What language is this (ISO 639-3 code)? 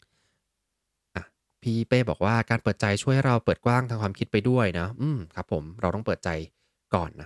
tha